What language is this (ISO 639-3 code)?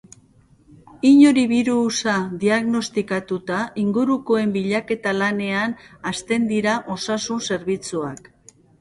eus